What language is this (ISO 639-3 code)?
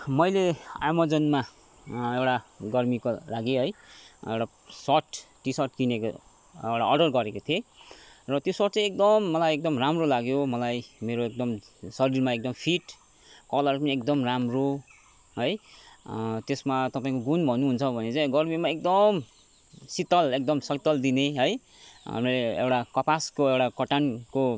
nep